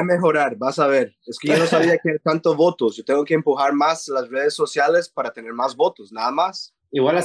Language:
Spanish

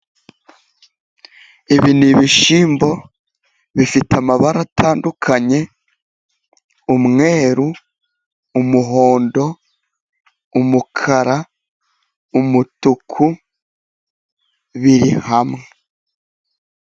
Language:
Kinyarwanda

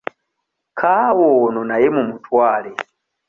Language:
Ganda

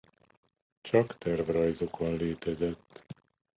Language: Hungarian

